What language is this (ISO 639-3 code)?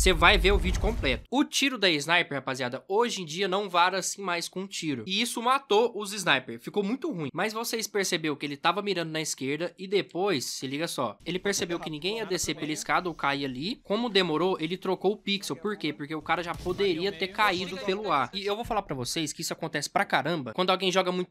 por